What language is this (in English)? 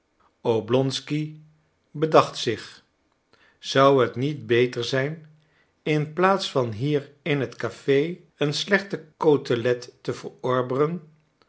Dutch